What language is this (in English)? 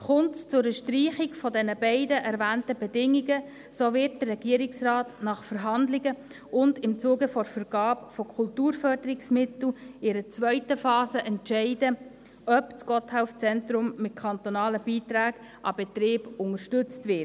Swiss German